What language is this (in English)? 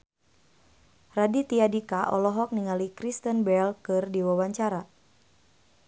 Sundanese